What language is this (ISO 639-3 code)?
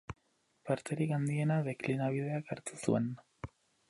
eus